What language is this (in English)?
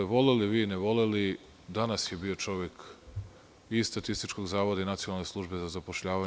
Serbian